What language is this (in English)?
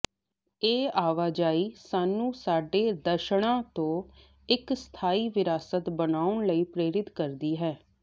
Punjabi